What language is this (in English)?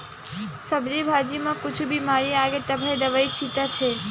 Chhattisgarhi